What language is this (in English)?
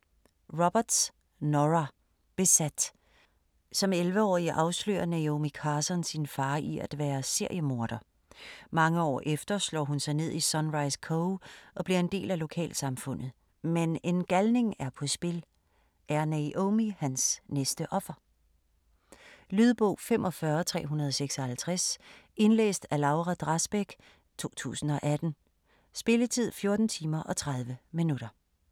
Danish